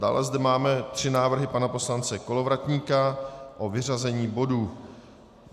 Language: Czech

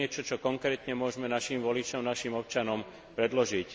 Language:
Slovak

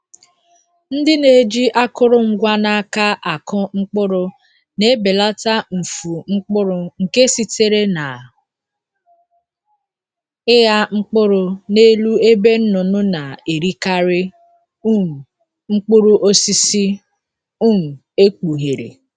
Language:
Igbo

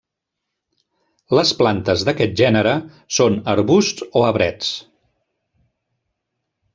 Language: Catalan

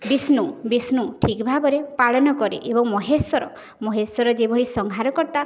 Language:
Odia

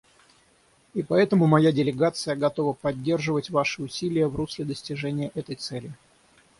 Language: Russian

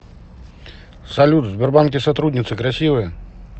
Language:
Russian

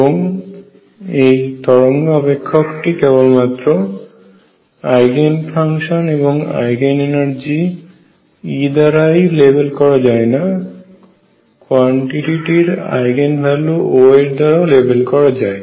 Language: Bangla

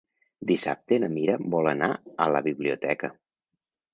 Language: Catalan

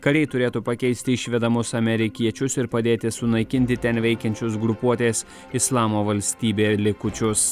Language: Lithuanian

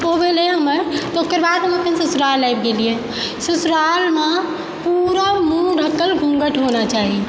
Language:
Maithili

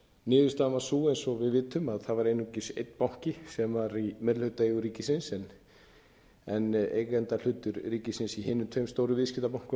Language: Icelandic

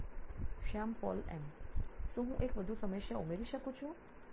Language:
Gujarati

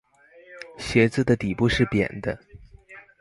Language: Chinese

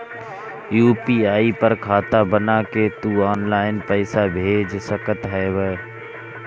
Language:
Bhojpuri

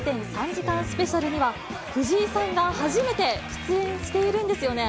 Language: Japanese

